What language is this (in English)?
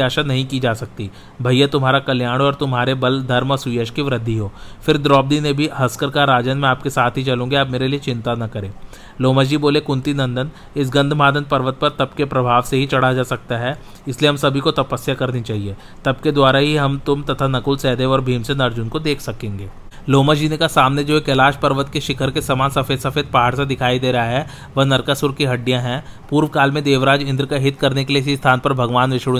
Hindi